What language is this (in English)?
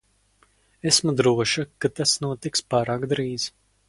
Latvian